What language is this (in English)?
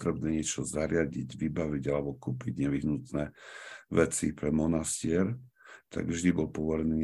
Slovak